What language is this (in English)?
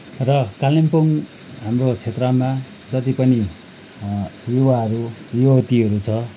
Nepali